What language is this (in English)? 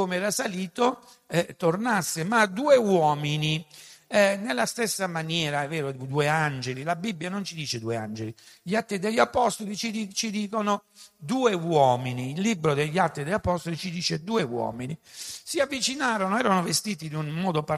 Italian